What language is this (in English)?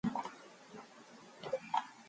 Mongolian